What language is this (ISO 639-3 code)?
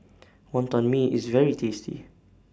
eng